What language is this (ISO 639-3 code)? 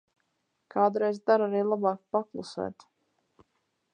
lav